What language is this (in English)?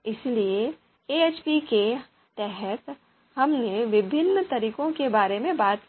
Hindi